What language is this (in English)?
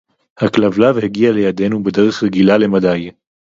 Hebrew